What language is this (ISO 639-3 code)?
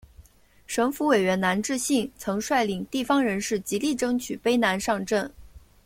zho